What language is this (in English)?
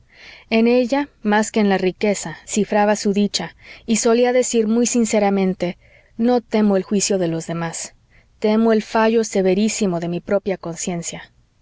Spanish